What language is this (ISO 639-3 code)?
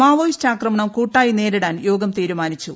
mal